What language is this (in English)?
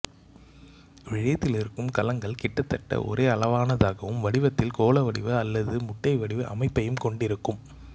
Tamil